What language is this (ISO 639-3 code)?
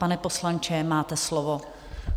ces